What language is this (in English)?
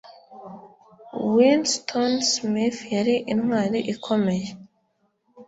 Kinyarwanda